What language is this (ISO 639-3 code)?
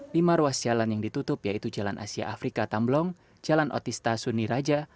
ind